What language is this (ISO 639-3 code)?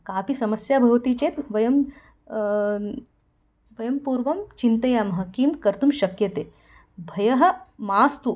san